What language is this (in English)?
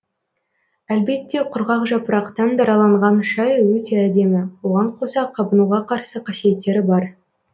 Kazakh